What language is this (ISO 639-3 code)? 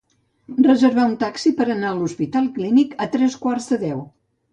cat